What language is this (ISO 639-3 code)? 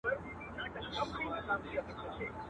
pus